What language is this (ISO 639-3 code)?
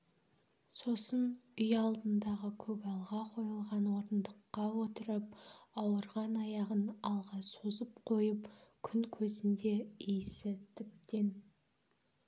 kaz